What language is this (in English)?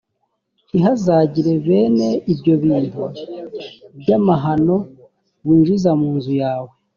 Kinyarwanda